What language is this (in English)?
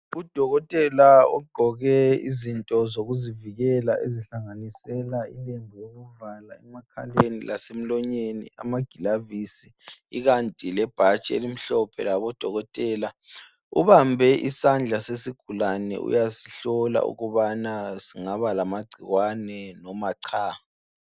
North Ndebele